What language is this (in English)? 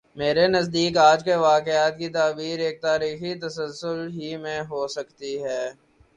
Urdu